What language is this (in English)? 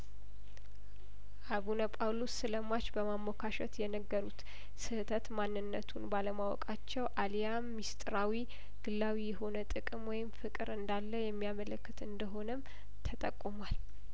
Amharic